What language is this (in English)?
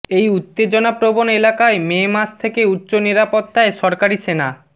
Bangla